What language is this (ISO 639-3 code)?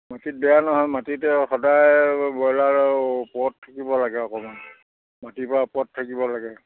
asm